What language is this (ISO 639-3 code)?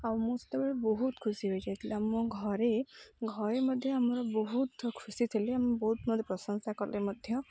ori